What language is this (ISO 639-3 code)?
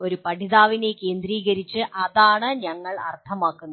mal